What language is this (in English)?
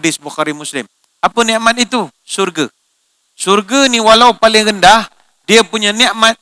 Malay